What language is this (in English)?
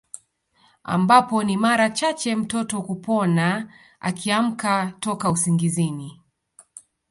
Swahili